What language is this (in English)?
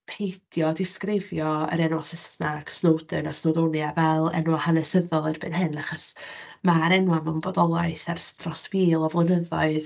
Welsh